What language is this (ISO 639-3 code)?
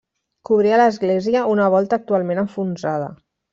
cat